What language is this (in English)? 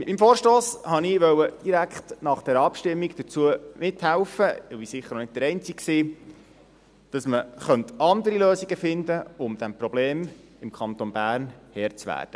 Swiss German